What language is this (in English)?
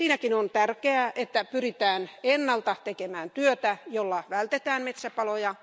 Finnish